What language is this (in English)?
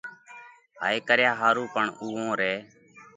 Parkari Koli